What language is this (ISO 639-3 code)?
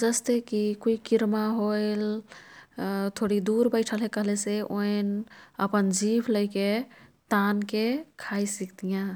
tkt